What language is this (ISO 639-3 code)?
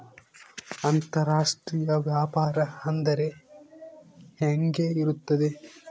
kan